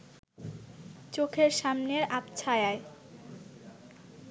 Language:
Bangla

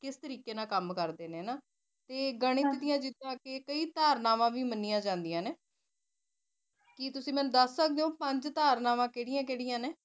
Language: Punjabi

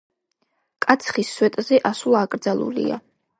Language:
Georgian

